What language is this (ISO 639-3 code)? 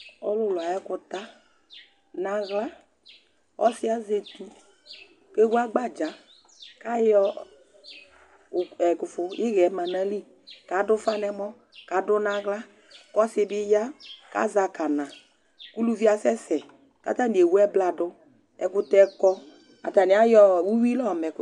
kpo